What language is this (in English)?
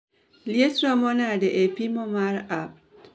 Luo (Kenya and Tanzania)